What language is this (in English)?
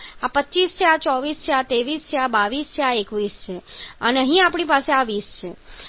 Gujarati